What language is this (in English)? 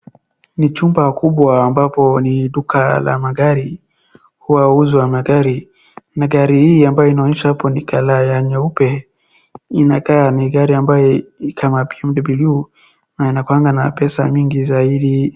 Swahili